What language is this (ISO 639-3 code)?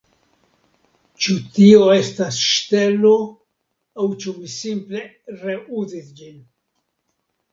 epo